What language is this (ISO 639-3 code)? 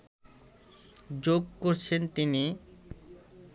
ben